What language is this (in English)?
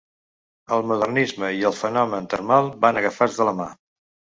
Catalan